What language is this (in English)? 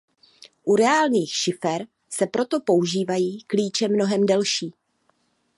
Czech